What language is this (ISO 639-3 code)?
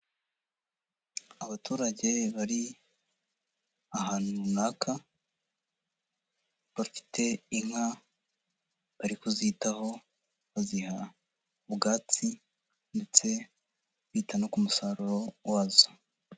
kin